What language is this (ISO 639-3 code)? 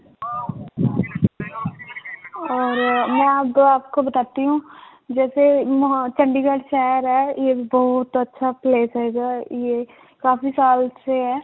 pan